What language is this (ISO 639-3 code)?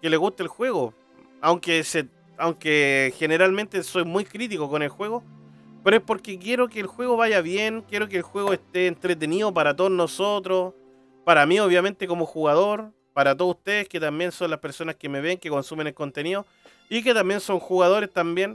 spa